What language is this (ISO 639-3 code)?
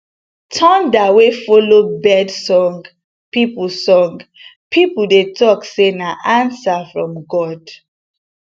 pcm